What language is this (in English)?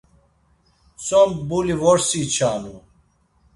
Laz